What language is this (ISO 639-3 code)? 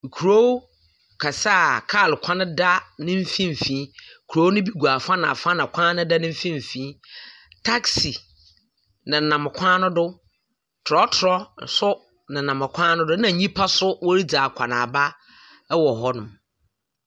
aka